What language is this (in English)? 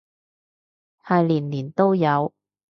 Cantonese